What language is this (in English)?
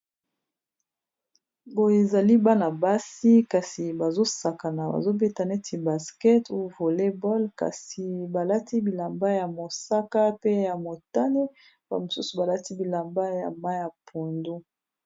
Lingala